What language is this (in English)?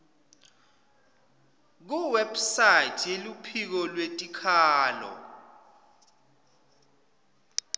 Swati